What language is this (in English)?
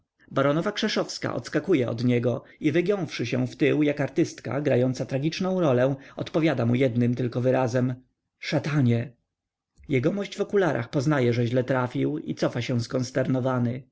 Polish